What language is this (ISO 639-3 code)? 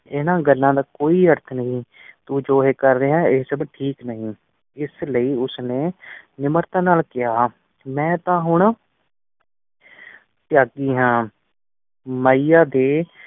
pan